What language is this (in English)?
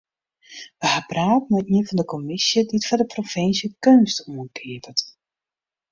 Western Frisian